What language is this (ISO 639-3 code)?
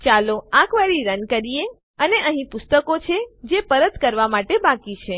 guj